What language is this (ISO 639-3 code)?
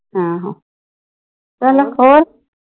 pan